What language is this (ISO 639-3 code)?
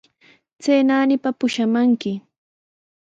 qws